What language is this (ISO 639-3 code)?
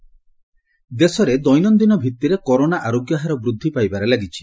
ori